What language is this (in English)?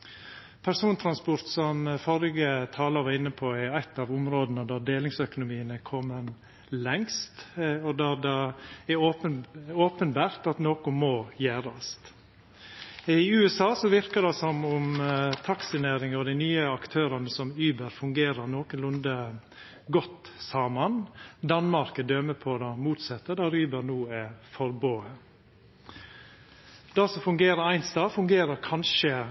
Norwegian Nynorsk